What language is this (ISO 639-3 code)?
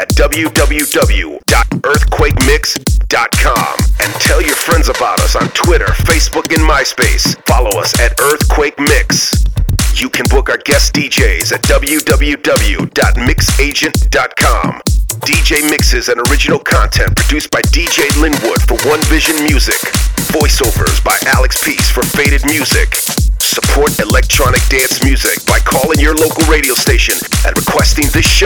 eng